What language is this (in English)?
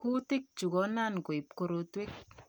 Kalenjin